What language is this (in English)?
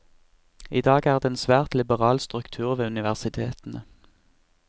Norwegian